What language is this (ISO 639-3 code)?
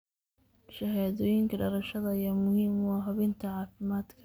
som